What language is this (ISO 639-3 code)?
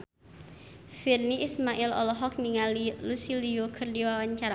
sun